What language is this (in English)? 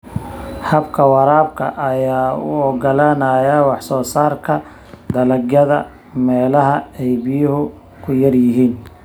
Somali